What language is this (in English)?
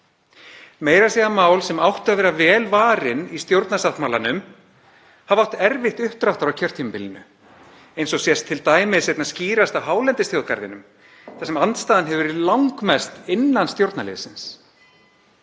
Icelandic